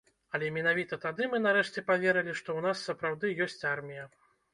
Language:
Belarusian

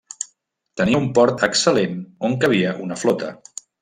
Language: Catalan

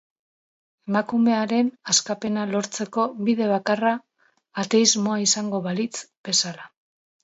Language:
Basque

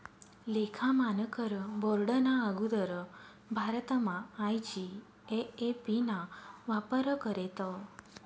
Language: Marathi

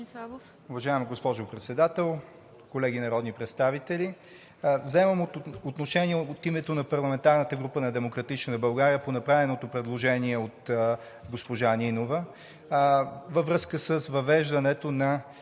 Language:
Bulgarian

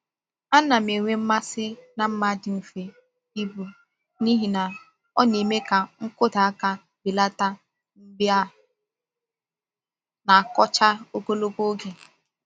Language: Igbo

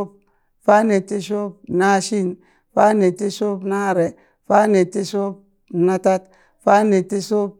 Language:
Burak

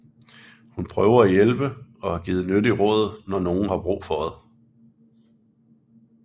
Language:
Danish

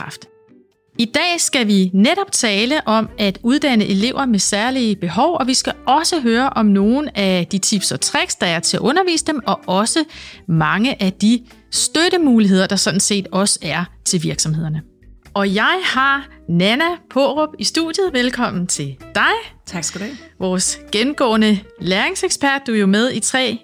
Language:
Danish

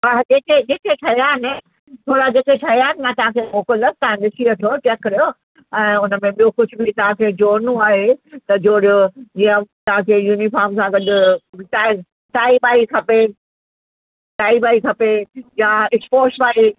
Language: Sindhi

